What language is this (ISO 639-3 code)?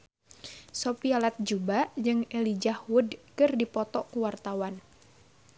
sun